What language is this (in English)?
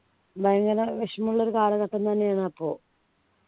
Malayalam